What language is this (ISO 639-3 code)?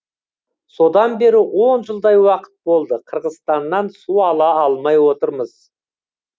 kaz